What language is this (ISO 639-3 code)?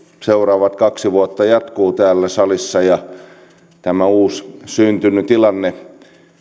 fin